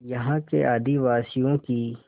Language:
Hindi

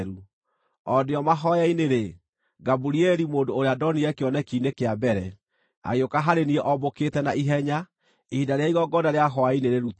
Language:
Kikuyu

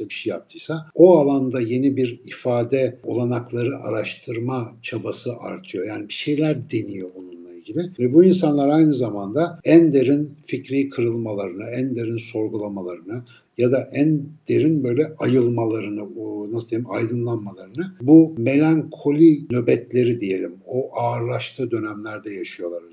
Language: Turkish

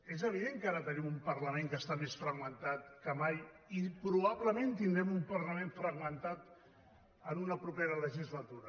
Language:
Catalan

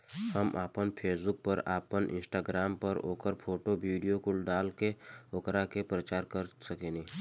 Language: Bhojpuri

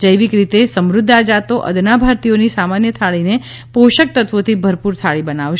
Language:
Gujarati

